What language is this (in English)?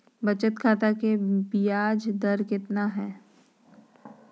Magahi